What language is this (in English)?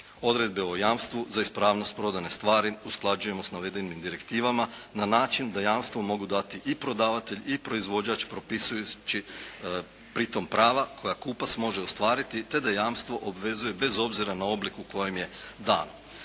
Croatian